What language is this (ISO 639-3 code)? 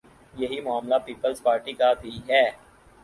urd